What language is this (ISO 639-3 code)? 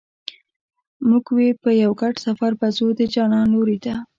pus